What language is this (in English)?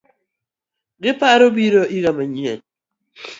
Luo (Kenya and Tanzania)